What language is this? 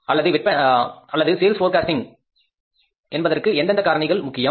Tamil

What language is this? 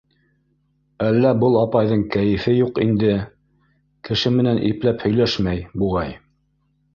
Bashkir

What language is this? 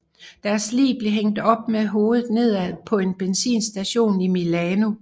Danish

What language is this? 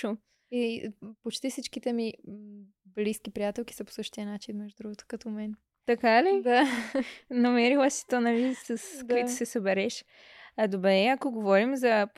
Bulgarian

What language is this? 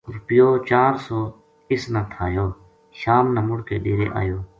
Gujari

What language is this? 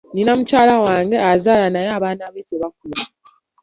Ganda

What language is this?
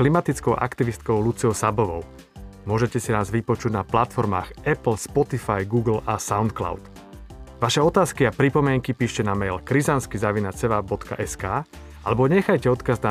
Slovak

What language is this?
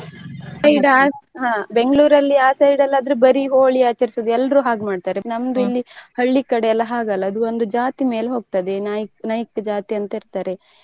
Kannada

